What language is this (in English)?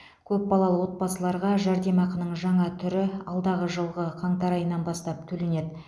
Kazakh